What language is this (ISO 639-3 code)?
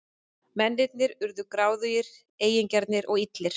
isl